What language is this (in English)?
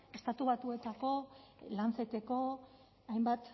Basque